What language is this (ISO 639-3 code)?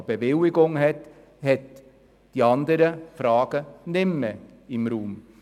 gsw